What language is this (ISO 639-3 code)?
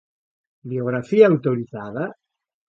glg